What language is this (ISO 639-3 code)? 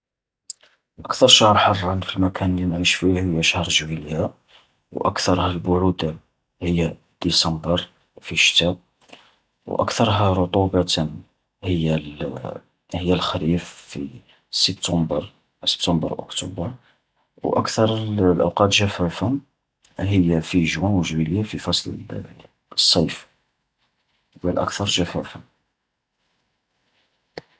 arq